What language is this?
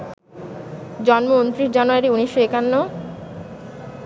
Bangla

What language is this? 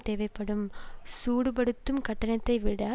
Tamil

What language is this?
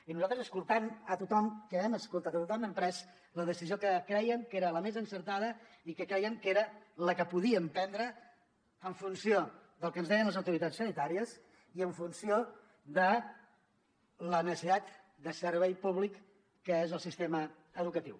Catalan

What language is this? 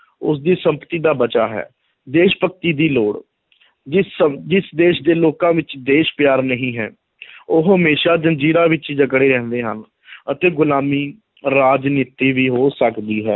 Punjabi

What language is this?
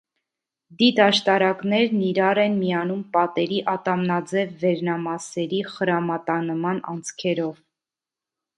Armenian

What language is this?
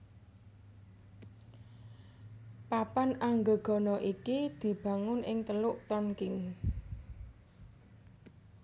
Javanese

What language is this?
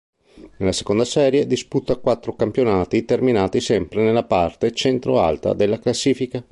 Italian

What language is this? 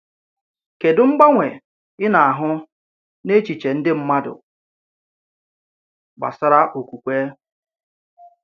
Igbo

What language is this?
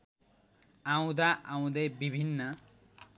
Nepali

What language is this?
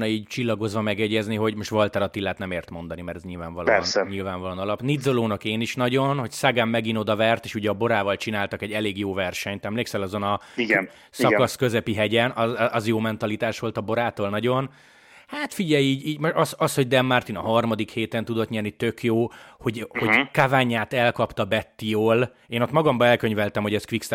Hungarian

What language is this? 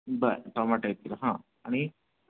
Marathi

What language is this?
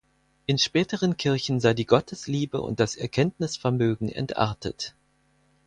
German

